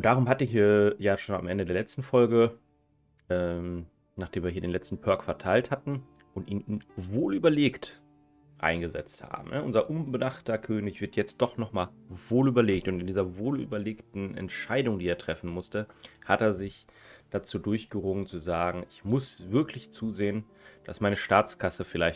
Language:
German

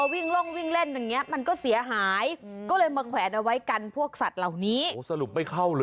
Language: Thai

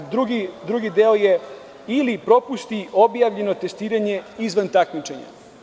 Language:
Serbian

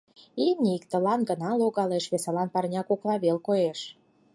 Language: Mari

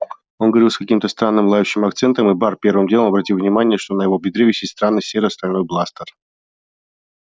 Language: Russian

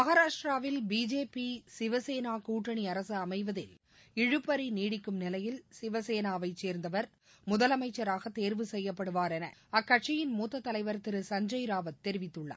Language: Tamil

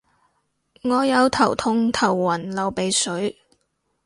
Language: Cantonese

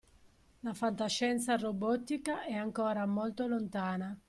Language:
Italian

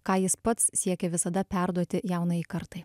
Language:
Lithuanian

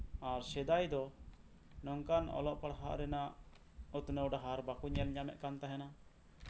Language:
Santali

